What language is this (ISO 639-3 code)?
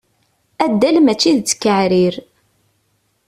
kab